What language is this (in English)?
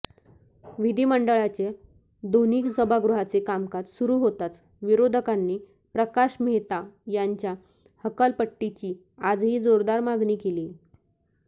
Marathi